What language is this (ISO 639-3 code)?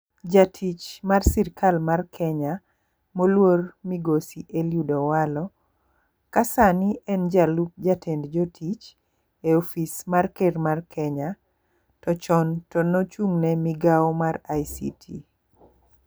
luo